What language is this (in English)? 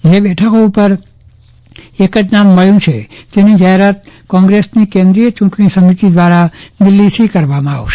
Gujarati